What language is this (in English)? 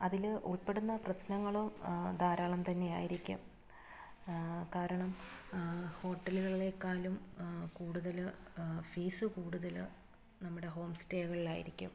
Malayalam